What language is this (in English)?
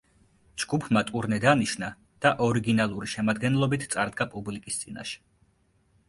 Georgian